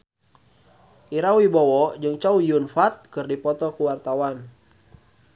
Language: Sundanese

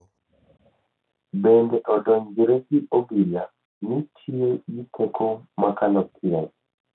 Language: Luo (Kenya and Tanzania)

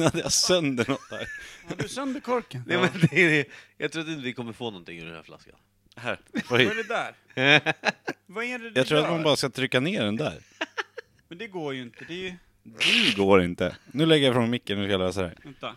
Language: Swedish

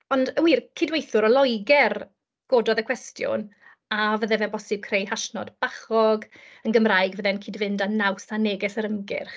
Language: Welsh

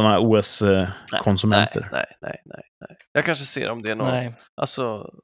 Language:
Swedish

